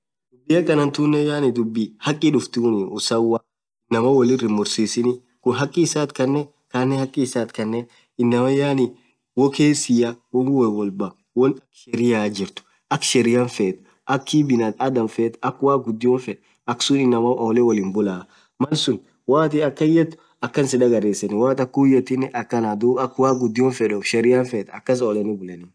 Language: Orma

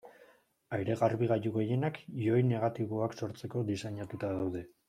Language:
Basque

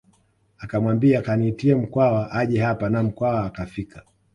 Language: Swahili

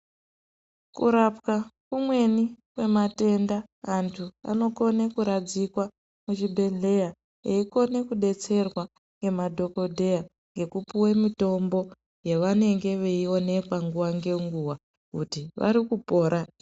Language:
Ndau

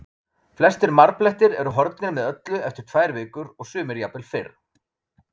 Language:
Icelandic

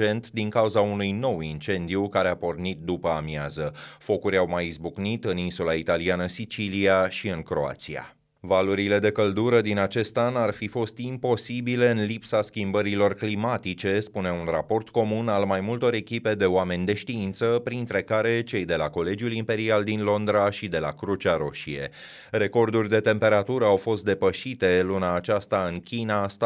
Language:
Romanian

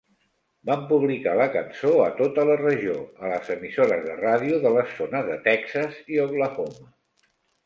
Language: Catalan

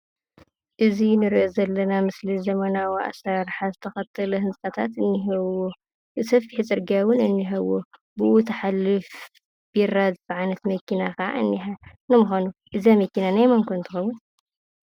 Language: Tigrinya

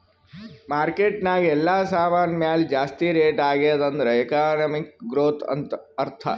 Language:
Kannada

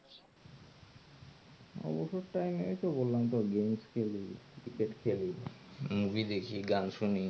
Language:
Bangla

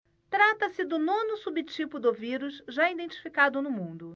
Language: Portuguese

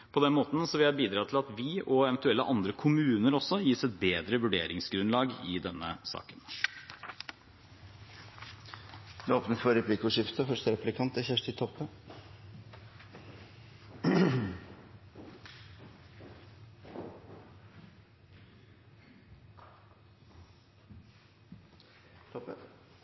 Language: Norwegian Bokmål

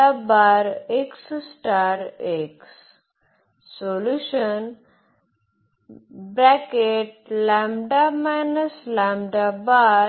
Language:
Marathi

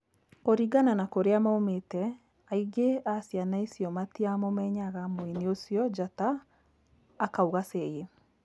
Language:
Kikuyu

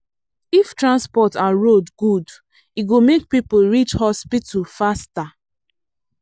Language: Nigerian Pidgin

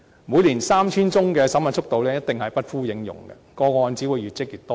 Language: Cantonese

